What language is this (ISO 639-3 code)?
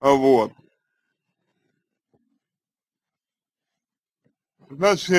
rus